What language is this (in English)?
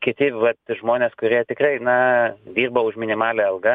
Lithuanian